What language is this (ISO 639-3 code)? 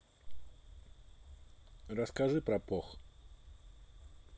rus